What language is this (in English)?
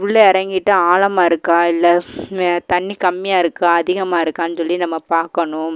Tamil